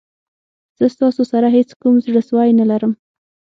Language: Pashto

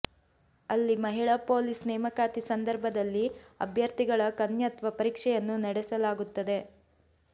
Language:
Kannada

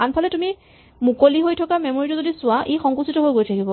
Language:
Assamese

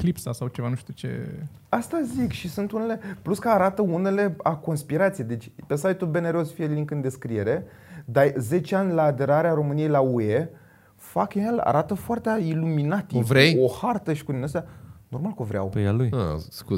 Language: Romanian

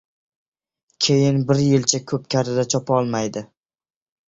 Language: Uzbek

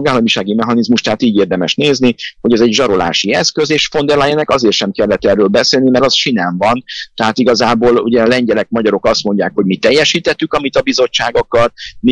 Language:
Hungarian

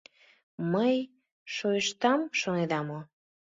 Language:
Mari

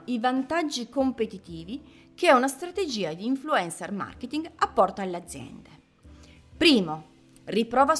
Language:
Italian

